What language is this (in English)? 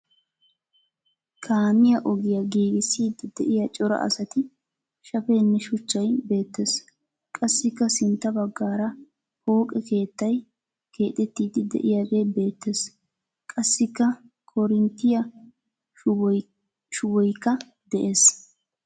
Wolaytta